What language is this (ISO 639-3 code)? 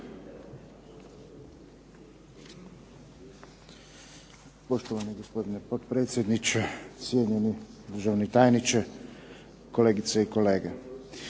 hrv